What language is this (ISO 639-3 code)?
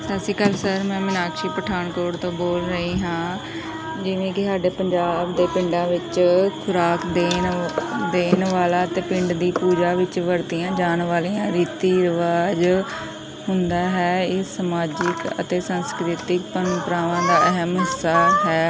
pan